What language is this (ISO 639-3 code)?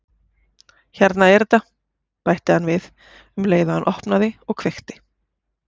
isl